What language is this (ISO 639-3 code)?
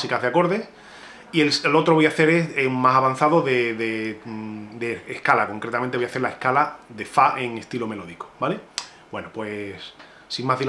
spa